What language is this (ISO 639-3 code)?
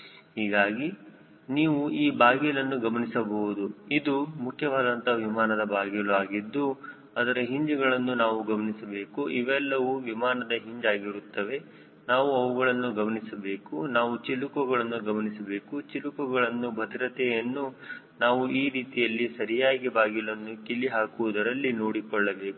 kan